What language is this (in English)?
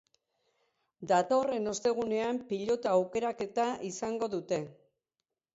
Basque